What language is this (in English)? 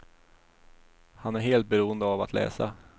Swedish